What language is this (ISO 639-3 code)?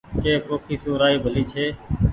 gig